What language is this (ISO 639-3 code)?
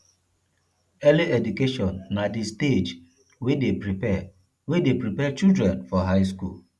pcm